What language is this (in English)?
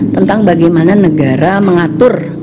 Indonesian